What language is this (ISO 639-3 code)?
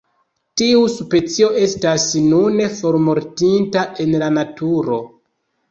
epo